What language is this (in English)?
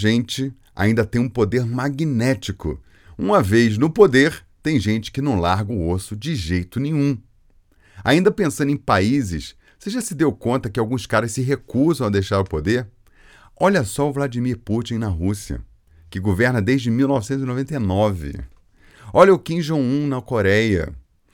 Portuguese